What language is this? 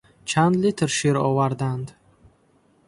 Tajik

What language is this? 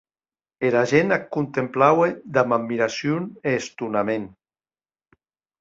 Occitan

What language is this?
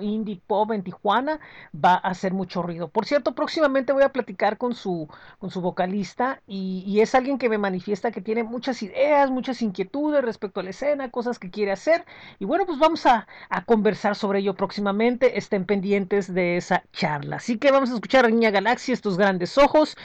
Spanish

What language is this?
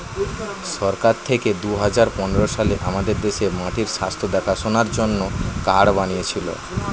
Bangla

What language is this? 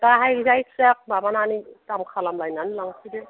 Bodo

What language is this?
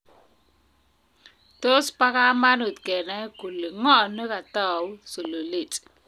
Kalenjin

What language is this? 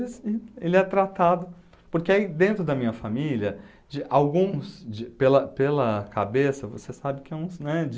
Portuguese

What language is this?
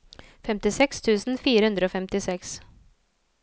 Norwegian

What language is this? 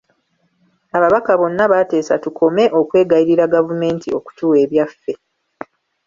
Ganda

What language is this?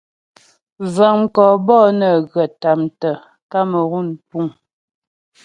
Ghomala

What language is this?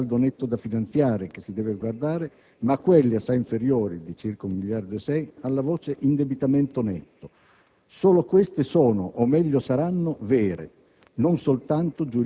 Italian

